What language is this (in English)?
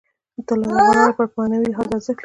Pashto